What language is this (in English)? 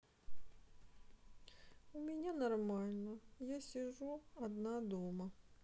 Russian